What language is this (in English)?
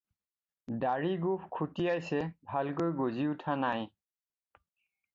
Assamese